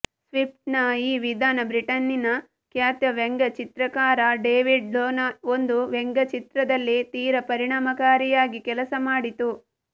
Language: Kannada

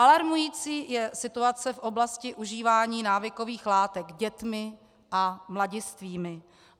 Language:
Czech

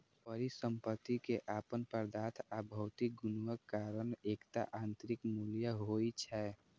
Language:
Maithili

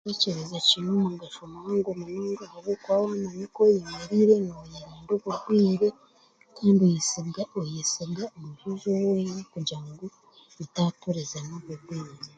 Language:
Chiga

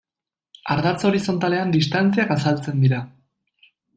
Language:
Basque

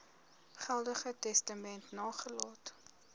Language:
Afrikaans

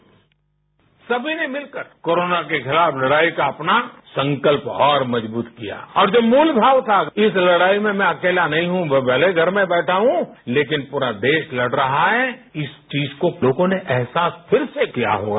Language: Hindi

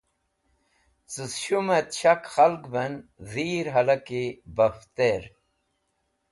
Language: Wakhi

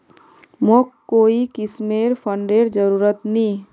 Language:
Magahi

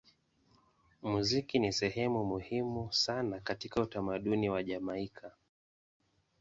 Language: Swahili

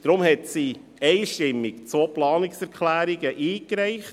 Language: Swiss German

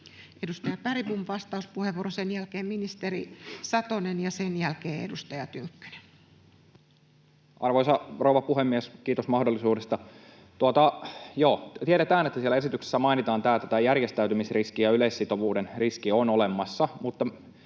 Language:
Finnish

